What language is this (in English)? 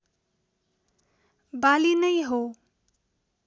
Nepali